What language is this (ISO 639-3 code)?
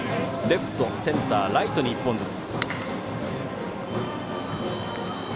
jpn